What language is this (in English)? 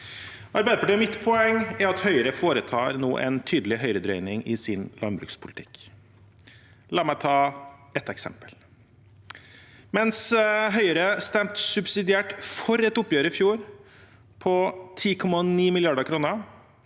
Norwegian